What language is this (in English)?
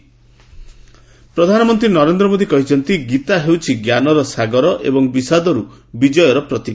Odia